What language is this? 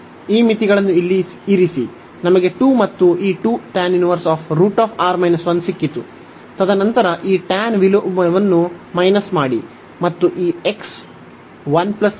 Kannada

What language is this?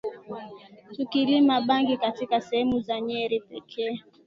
Swahili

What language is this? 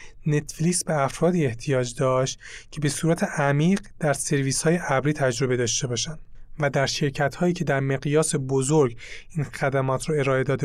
Persian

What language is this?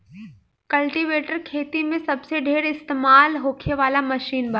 Bhojpuri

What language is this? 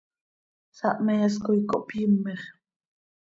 Seri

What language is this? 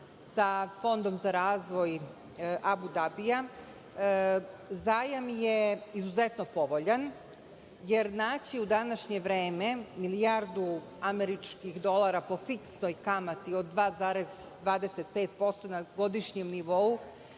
Serbian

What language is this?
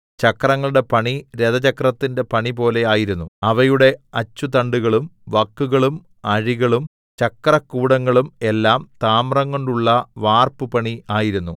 Malayalam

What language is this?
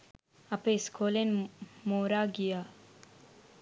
Sinhala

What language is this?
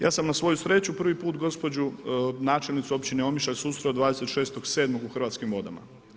Croatian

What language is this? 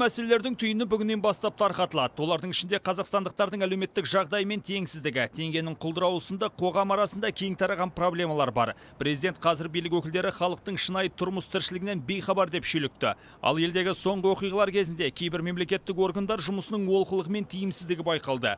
Turkish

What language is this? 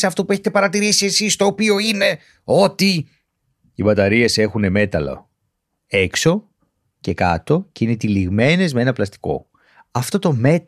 Greek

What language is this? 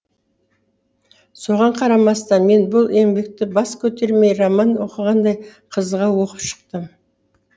Kazakh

